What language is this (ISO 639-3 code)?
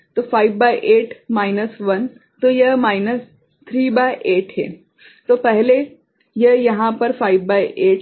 hin